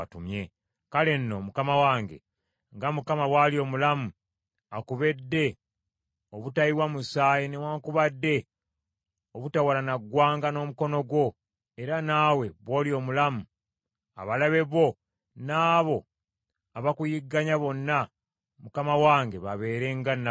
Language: Ganda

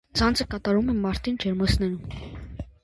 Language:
Armenian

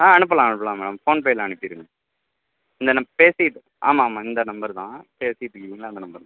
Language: Tamil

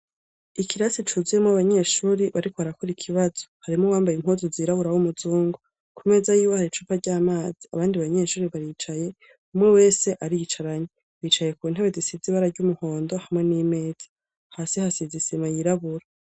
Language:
Rundi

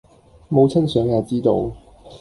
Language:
Cantonese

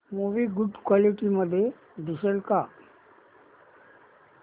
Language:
Marathi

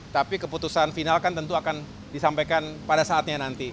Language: Indonesian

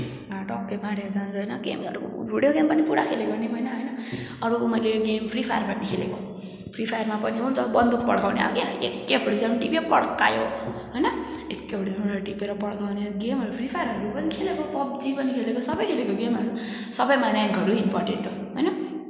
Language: Nepali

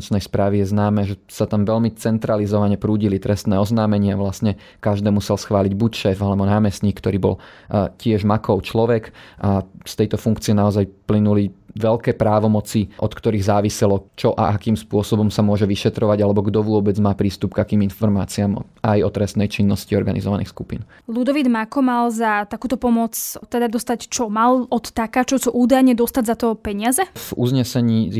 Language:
Slovak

